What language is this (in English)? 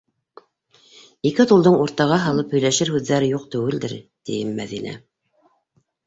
Bashkir